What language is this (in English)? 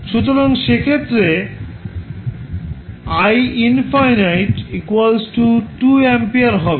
Bangla